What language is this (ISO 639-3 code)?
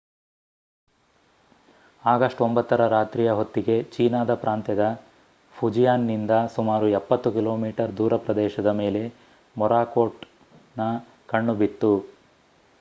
kan